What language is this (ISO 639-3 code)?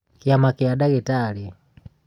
kik